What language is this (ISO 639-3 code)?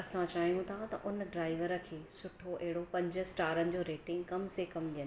snd